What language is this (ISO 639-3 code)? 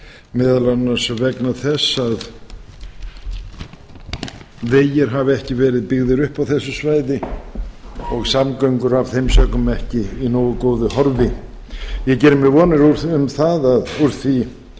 isl